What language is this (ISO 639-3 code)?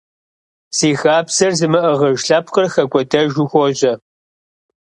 kbd